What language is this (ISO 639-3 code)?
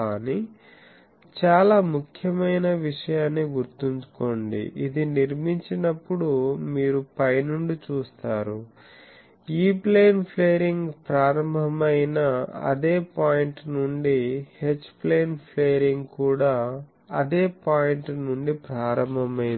tel